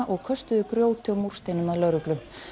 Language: Icelandic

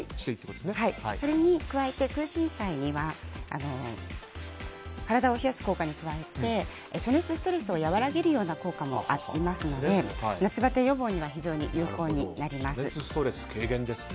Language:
Japanese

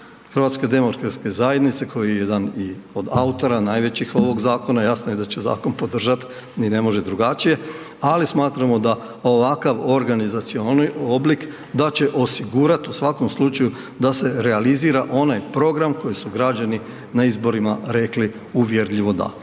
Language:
Croatian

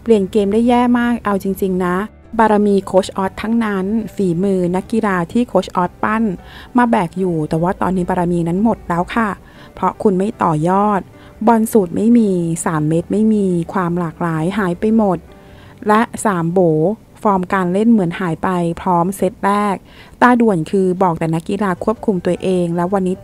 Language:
Thai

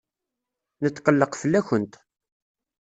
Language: Kabyle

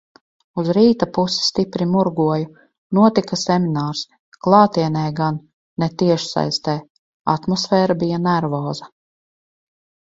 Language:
Latvian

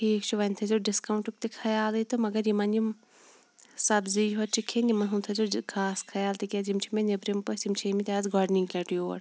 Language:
Kashmiri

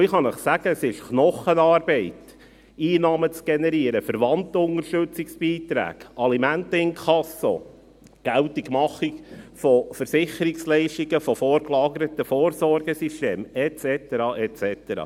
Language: Swiss German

